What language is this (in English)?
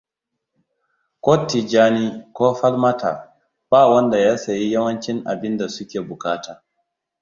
Hausa